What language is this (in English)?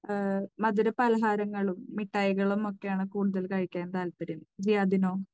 Malayalam